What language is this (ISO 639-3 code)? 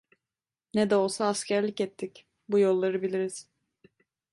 tur